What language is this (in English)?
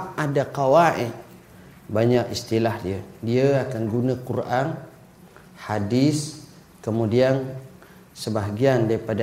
Malay